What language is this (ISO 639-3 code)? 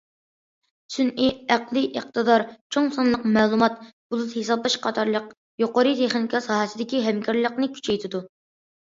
uig